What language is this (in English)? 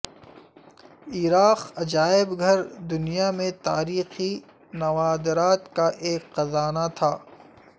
Urdu